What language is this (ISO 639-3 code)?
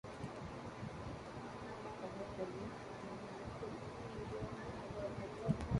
tam